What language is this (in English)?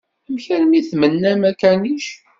Kabyle